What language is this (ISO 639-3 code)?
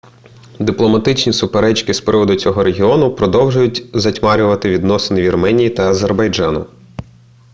ukr